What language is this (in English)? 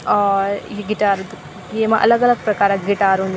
Garhwali